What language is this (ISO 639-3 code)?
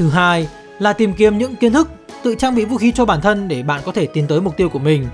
vie